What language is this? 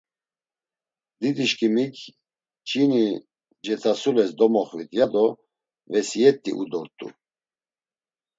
Laz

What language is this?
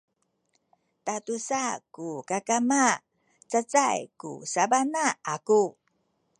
Sakizaya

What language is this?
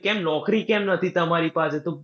Gujarati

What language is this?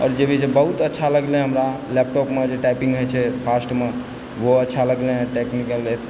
Maithili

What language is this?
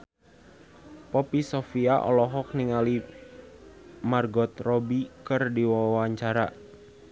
Sundanese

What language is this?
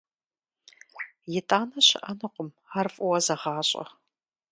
Kabardian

